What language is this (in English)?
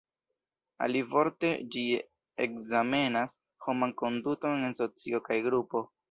Esperanto